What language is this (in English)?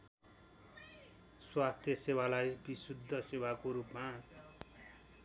Nepali